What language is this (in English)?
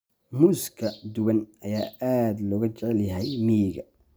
Somali